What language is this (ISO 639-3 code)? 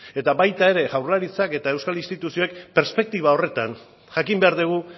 eus